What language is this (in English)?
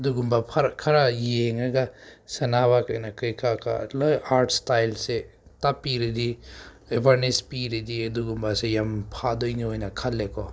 Manipuri